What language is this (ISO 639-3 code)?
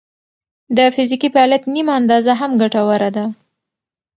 pus